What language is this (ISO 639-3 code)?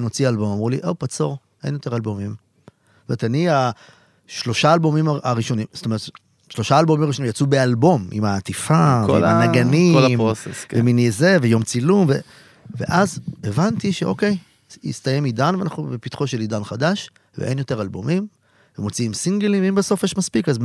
heb